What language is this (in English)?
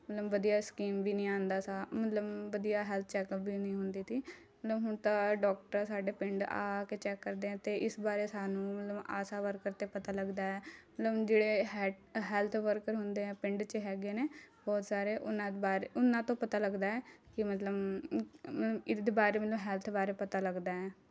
Punjabi